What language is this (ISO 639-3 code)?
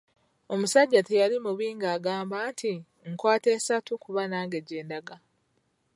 lug